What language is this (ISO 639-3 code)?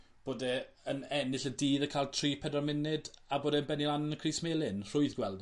cym